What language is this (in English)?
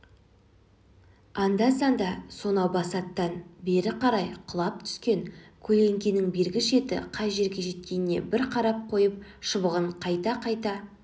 Kazakh